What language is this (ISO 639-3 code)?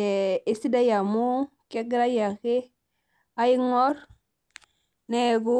mas